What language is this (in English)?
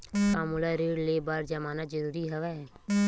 Chhattisgarhi